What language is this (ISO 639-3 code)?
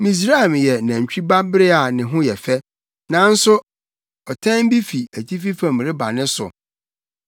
aka